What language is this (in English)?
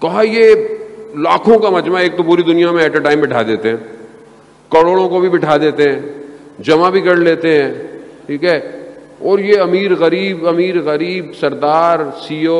Urdu